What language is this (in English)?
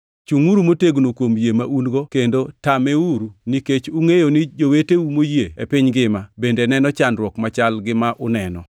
Luo (Kenya and Tanzania)